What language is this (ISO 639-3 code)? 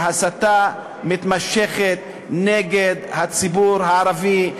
heb